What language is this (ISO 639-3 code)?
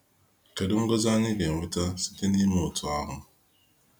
ibo